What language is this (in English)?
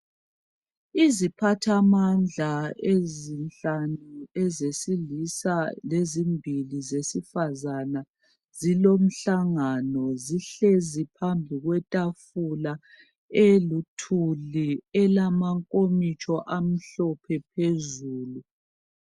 North Ndebele